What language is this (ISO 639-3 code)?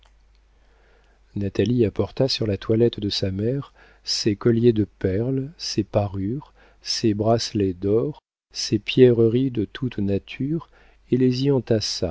fra